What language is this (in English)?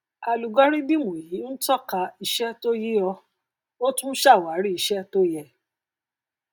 Yoruba